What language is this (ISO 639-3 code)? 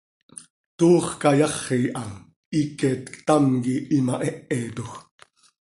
sei